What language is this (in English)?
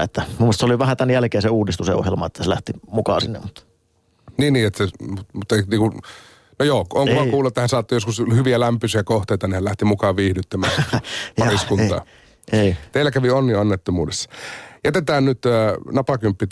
Finnish